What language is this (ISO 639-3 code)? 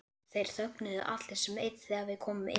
isl